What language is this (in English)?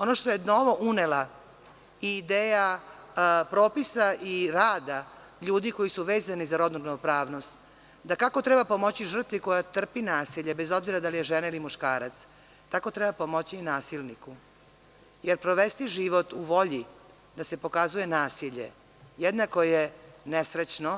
Serbian